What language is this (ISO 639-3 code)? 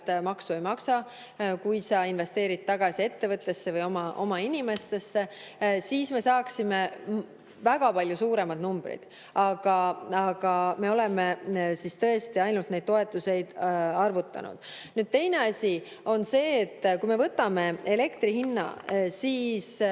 est